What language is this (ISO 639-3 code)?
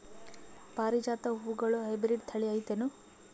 kan